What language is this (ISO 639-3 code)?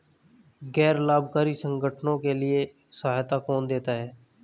hin